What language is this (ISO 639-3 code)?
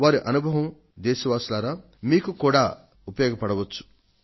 tel